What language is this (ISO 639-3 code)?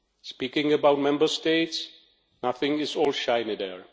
eng